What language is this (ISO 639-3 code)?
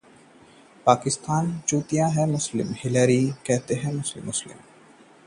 hin